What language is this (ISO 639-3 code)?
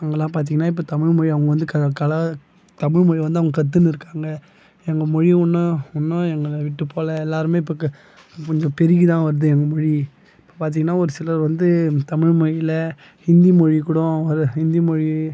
tam